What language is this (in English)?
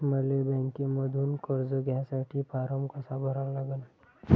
Marathi